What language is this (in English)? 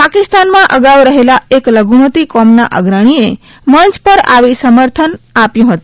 Gujarati